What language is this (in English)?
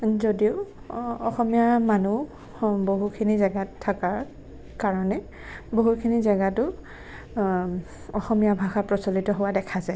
Assamese